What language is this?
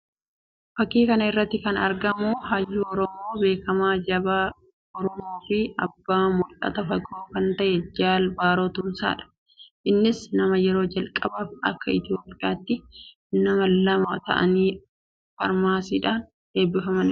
Oromo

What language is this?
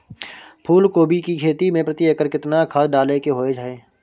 Maithili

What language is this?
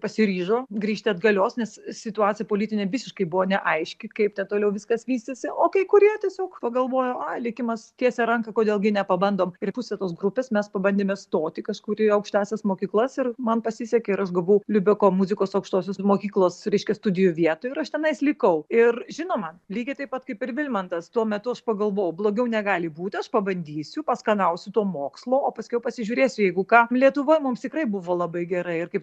Lithuanian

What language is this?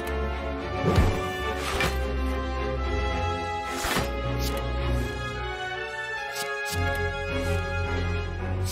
Korean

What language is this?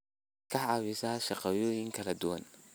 Somali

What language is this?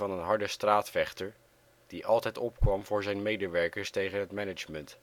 Dutch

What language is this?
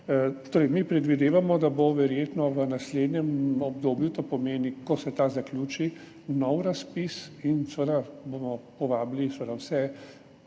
Slovenian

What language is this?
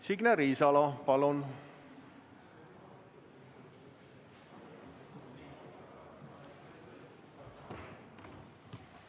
Estonian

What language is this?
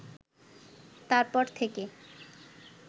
Bangla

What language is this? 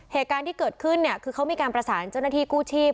Thai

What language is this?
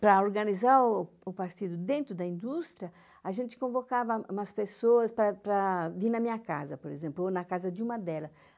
Portuguese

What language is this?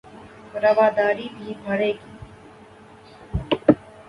Urdu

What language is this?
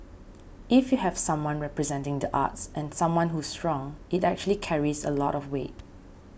English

